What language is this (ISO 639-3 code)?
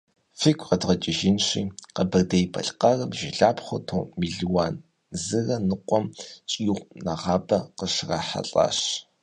kbd